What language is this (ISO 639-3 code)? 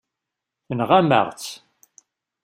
kab